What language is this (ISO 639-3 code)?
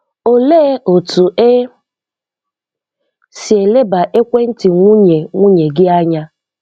ibo